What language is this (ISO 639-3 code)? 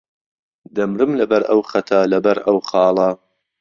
ckb